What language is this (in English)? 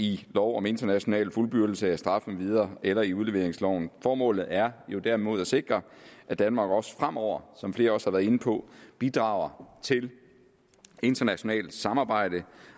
Danish